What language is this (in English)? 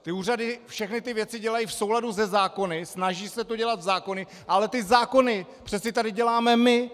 Czech